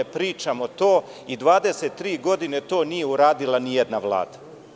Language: Serbian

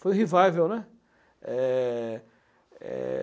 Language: Portuguese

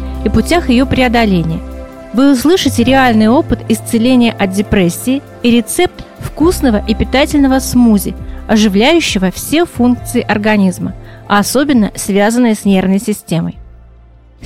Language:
Russian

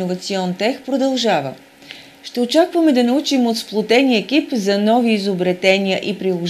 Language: Bulgarian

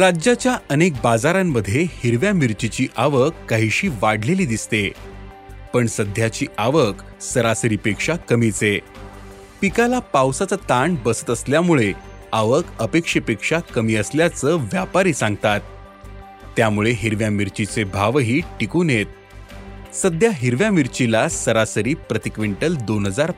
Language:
Marathi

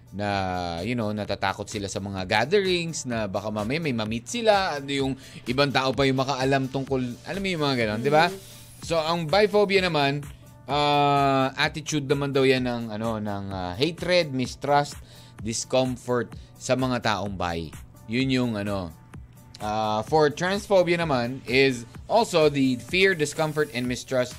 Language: Filipino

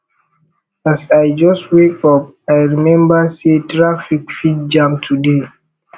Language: Nigerian Pidgin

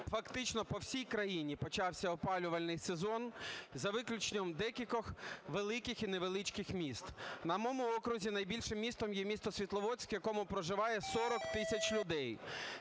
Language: Ukrainian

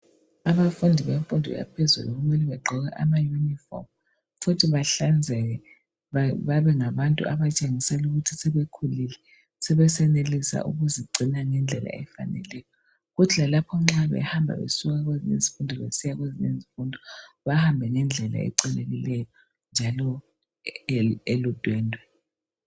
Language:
North Ndebele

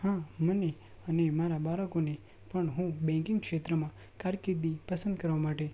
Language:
Gujarati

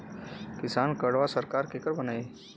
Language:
Bhojpuri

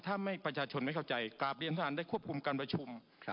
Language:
Thai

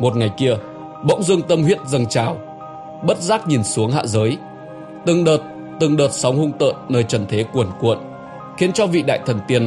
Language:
Vietnamese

